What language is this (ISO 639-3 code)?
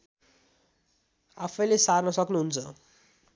nep